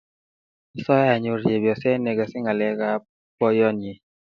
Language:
Kalenjin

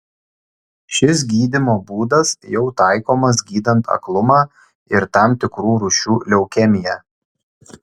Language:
Lithuanian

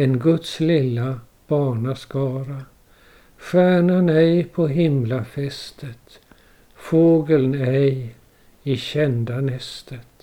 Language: Swedish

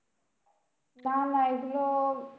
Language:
Bangla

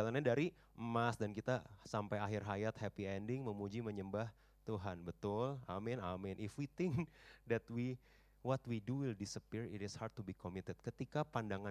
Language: Indonesian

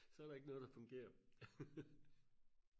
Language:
Danish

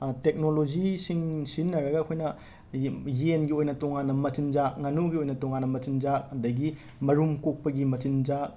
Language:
Manipuri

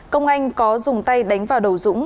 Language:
Vietnamese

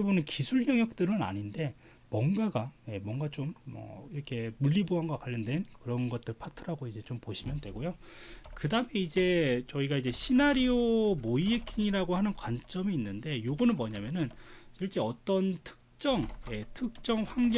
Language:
Korean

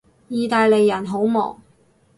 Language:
Cantonese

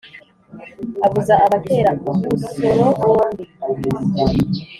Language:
Kinyarwanda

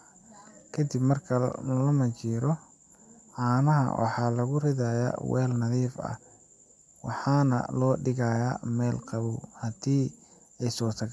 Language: Somali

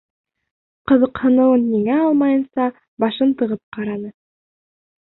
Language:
Bashkir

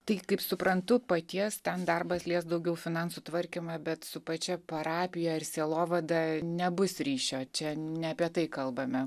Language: Lithuanian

